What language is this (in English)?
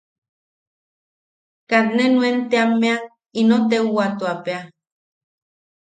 Yaqui